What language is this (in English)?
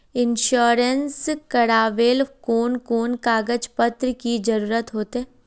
Magahi